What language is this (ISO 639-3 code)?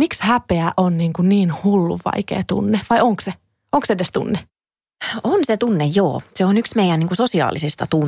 fin